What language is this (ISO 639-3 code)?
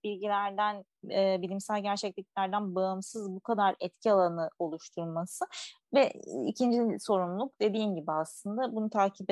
tur